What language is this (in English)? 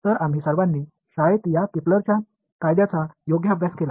Marathi